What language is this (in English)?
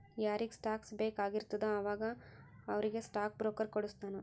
Kannada